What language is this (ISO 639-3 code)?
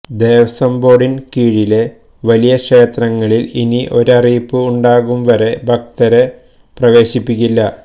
mal